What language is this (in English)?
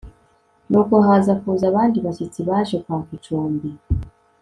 Kinyarwanda